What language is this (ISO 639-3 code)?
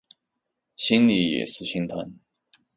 zho